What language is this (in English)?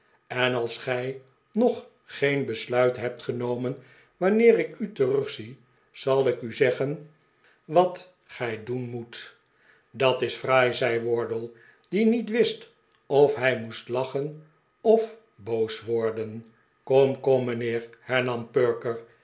Dutch